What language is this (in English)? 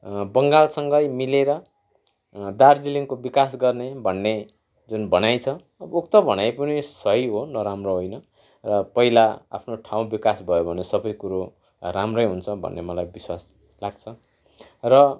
Nepali